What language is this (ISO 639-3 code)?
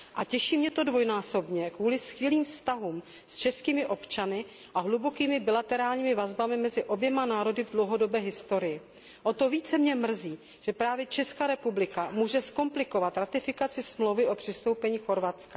ces